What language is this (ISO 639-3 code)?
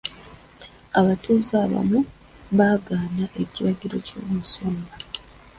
lug